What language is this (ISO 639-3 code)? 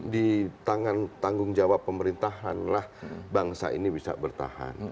ind